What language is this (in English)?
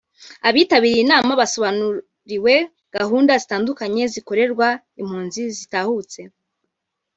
Kinyarwanda